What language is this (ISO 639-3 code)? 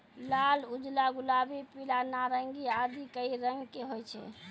mai